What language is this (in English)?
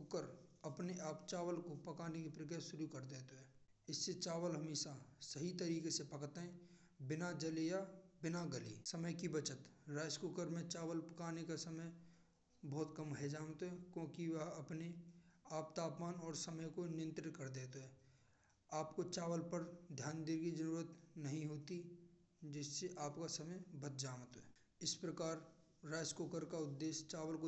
Braj